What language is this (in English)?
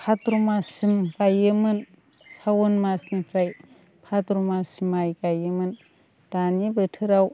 Bodo